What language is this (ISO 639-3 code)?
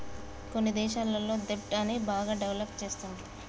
tel